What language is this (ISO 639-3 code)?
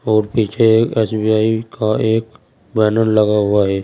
hin